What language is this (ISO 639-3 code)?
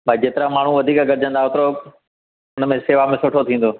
snd